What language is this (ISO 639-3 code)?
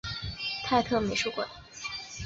zho